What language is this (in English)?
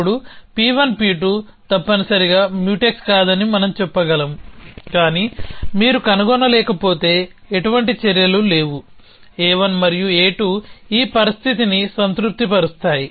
Telugu